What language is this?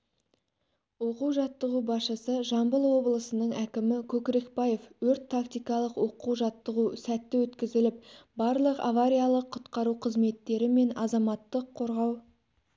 Kazakh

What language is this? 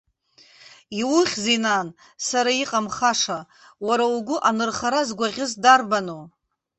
Abkhazian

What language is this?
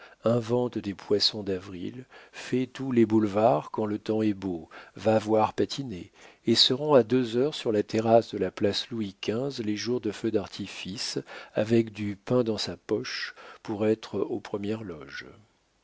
French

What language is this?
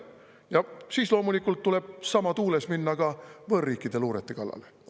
Estonian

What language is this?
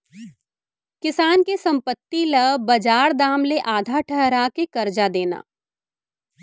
Chhattisgarhi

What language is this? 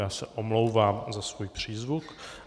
Czech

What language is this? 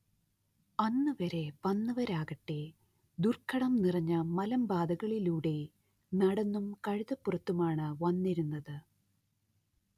Malayalam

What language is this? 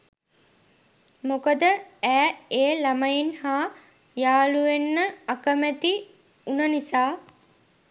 Sinhala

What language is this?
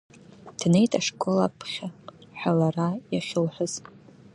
Abkhazian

